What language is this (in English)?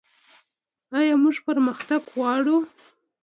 Pashto